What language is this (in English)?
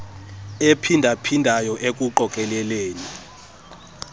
Xhosa